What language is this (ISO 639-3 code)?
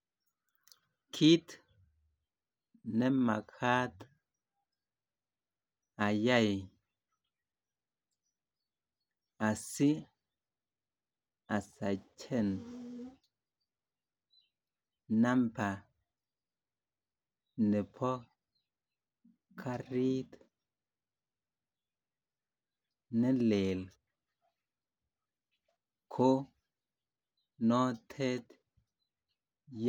kln